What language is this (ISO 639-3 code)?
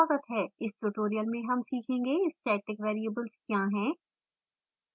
hin